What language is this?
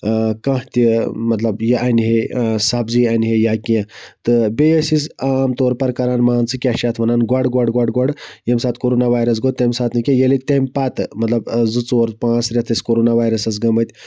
Kashmiri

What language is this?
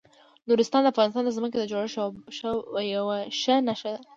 Pashto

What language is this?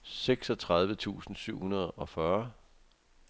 Danish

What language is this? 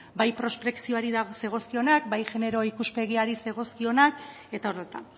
Basque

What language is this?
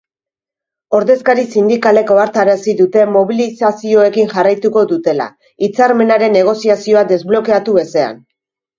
Basque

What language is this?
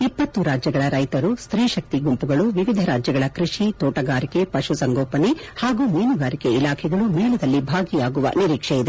Kannada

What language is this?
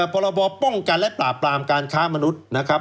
Thai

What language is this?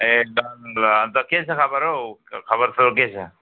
Nepali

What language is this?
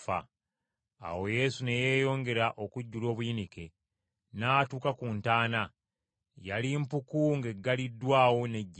Ganda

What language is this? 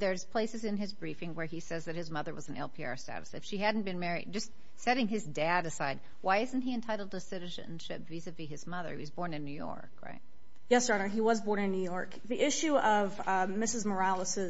English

